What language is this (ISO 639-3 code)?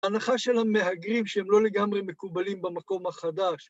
heb